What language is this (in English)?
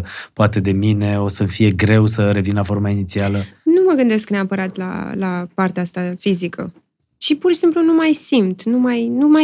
Romanian